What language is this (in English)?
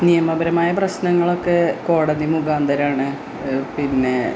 Malayalam